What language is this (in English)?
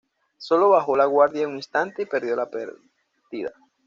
Spanish